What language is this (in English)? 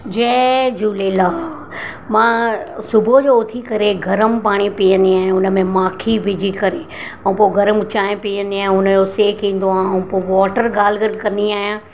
Sindhi